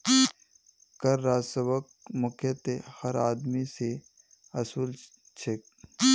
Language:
Magahi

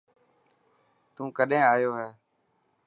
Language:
Dhatki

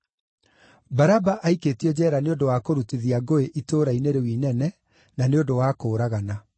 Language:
Kikuyu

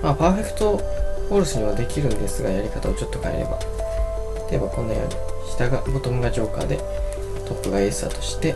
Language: Japanese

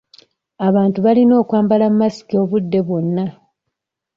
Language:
Ganda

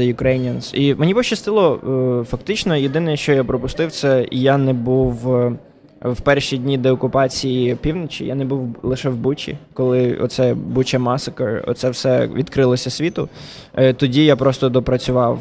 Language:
Ukrainian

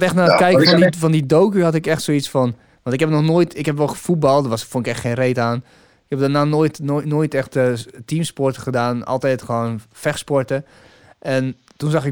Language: Dutch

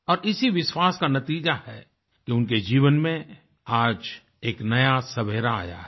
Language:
Hindi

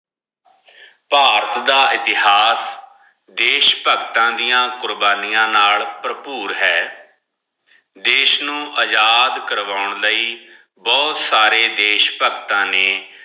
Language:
Punjabi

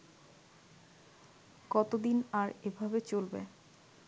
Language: Bangla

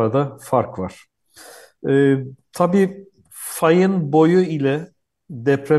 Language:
Turkish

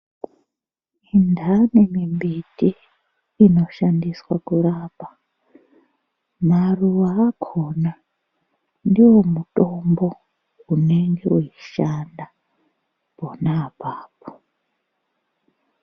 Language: Ndau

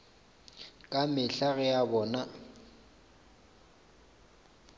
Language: Northern Sotho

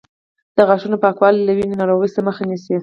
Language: Pashto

